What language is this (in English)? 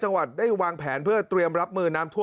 Thai